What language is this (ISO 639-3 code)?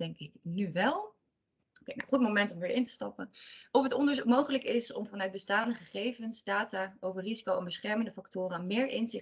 nld